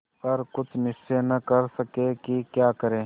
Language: Hindi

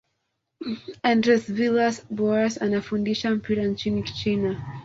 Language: Swahili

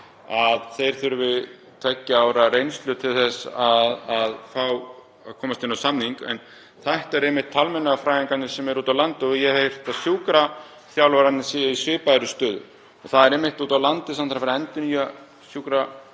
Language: Icelandic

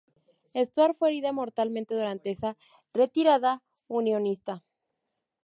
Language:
Spanish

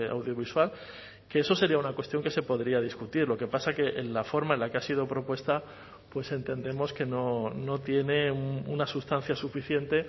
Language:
Spanish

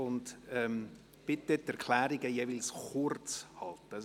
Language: Swiss German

